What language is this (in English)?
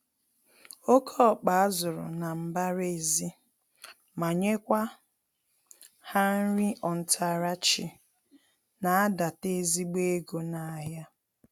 Igbo